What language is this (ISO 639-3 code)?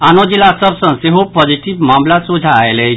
mai